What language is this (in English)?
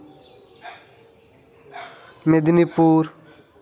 Santali